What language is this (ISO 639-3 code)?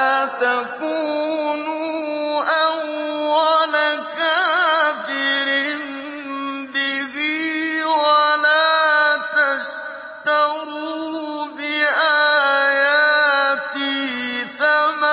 ara